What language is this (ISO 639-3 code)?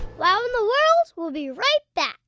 eng